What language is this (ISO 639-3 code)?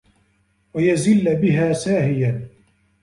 ara